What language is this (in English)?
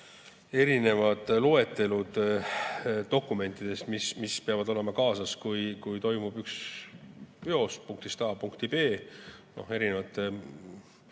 Estonian